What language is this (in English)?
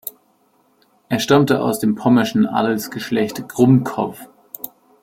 German